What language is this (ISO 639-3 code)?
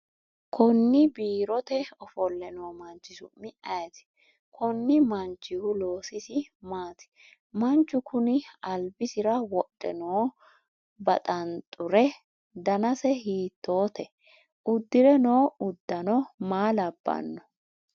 sid